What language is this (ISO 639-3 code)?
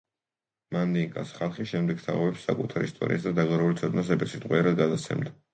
kat